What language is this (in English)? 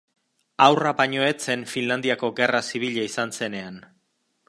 Basque